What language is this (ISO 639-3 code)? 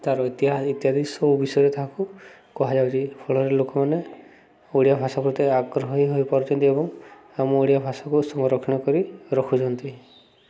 ori